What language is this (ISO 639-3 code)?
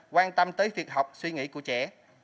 vie